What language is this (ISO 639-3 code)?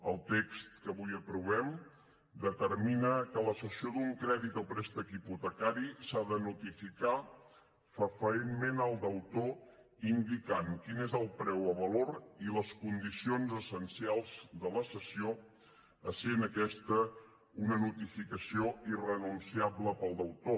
cat